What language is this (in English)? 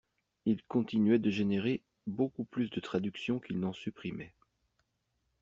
French